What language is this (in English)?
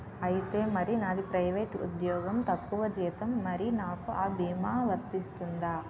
Telugu